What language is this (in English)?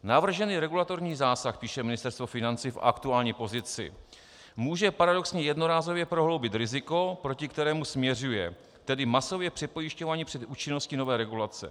Czech